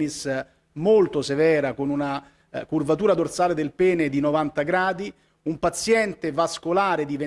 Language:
Italian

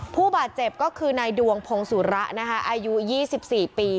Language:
Thai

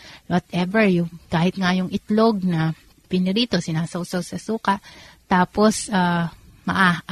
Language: Filipino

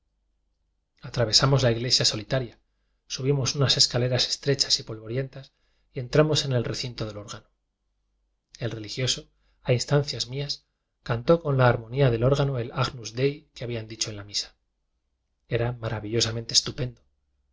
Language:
Spanish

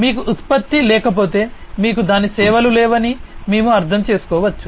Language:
Telugu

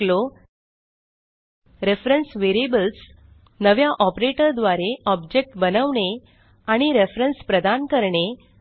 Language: Marathi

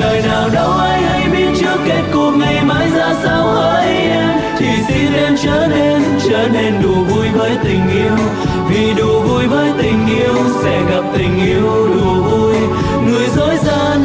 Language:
Vietnamese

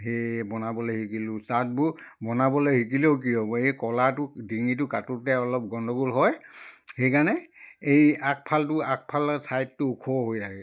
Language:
Assamese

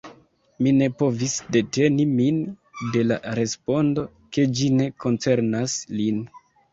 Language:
Esperanto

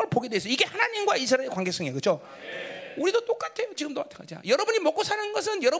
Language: Korean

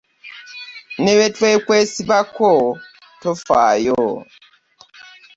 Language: Ganda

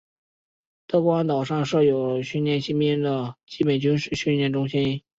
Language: Chinese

